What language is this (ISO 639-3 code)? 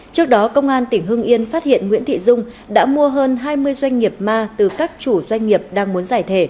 vie